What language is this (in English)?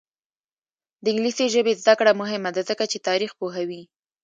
Pashto